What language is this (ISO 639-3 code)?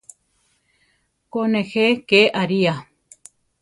tar